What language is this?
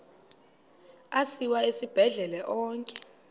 Xhosa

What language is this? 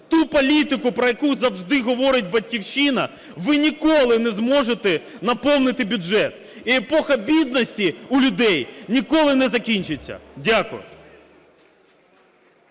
Ukrainian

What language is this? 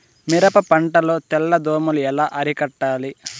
Telugu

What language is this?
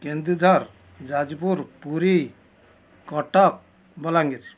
Odia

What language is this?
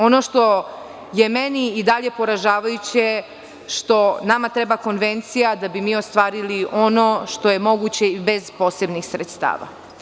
Serbian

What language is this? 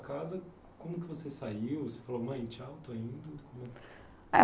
Portuguese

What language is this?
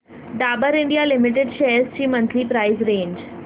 Marathi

